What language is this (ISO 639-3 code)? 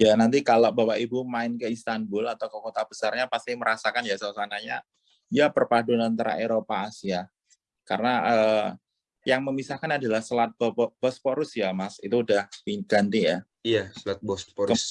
ind